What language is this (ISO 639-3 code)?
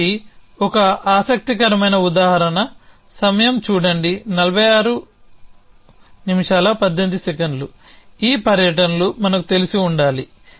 tel